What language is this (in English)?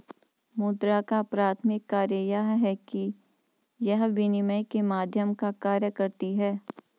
Hindi